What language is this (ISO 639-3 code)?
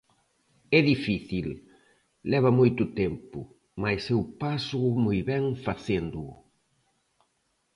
glg